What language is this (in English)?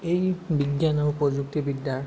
Assamese